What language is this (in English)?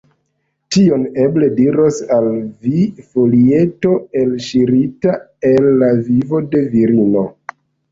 Esperanto